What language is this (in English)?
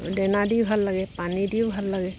Assamese